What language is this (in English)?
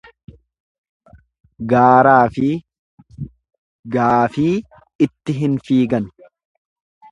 Oromo